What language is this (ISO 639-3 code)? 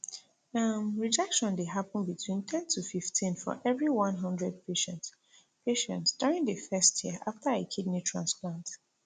pcm